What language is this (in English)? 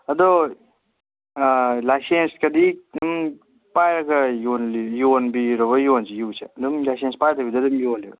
Manipuri